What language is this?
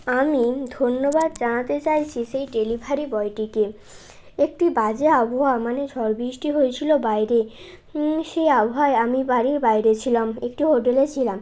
Bangla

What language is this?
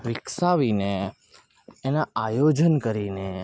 Gujarati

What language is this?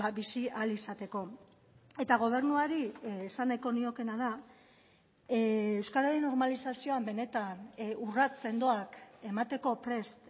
Basque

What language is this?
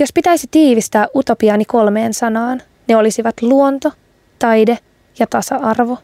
Finnish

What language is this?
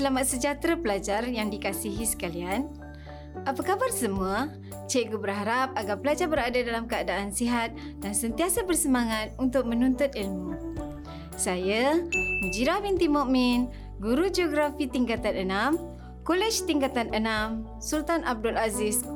Malay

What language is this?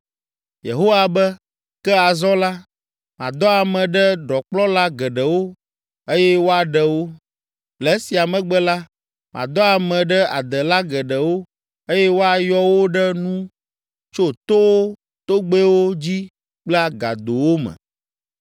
Ewe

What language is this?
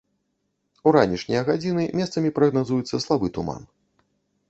Belarusian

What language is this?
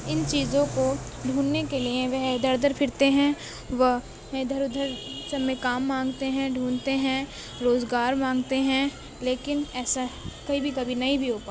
Urdu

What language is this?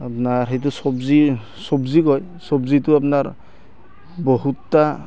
Assamese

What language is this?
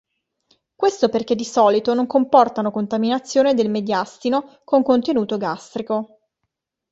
Italian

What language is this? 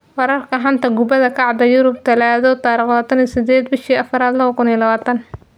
Somali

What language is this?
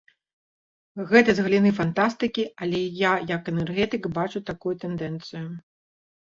Belarusian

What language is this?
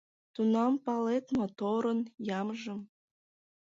Mari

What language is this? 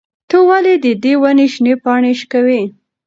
Pashto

